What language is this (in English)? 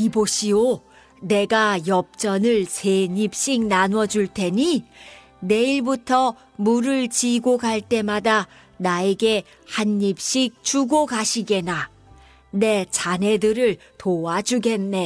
Korean